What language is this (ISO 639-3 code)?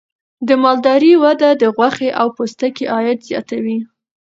pus